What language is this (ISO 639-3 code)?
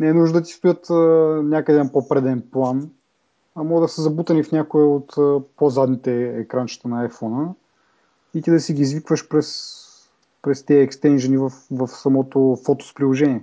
bul